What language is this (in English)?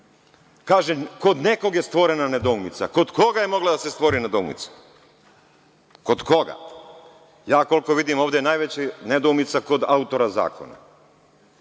Serbian